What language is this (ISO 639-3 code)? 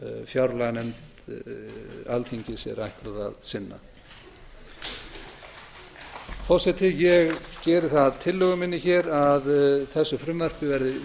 isl